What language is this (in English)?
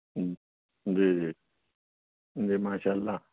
Urdu